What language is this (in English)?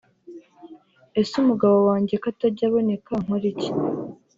Kinyarwanda